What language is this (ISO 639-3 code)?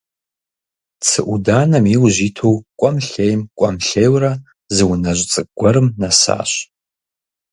kbd